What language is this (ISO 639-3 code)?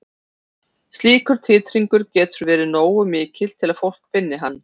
isl